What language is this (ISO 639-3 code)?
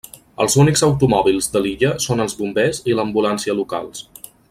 cat